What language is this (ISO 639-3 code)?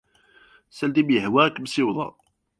kab